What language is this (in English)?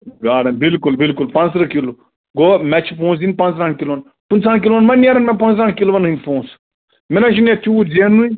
Kashmiri